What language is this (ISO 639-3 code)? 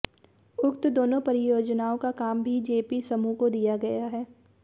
hin